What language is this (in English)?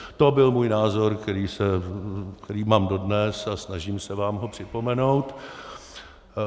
Czech